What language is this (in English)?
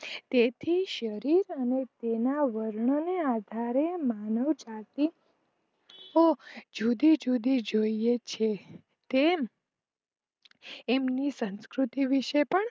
Gujarati